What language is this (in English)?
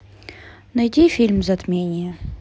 Russian